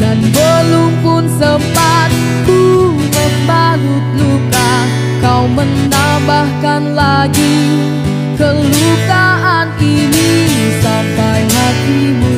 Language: Indonesian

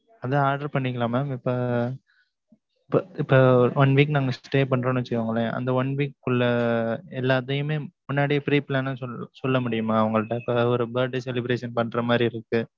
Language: Tamil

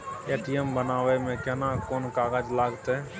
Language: Maithili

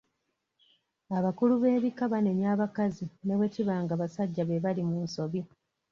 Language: Ganda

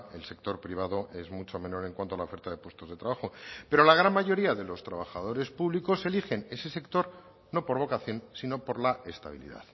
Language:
Spanish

